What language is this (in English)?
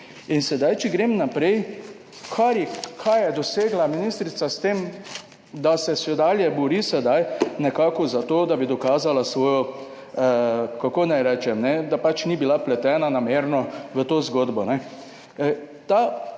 Slovenian